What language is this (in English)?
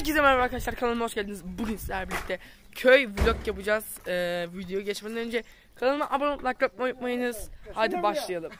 Turkish